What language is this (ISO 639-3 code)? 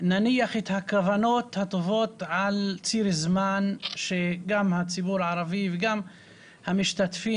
heb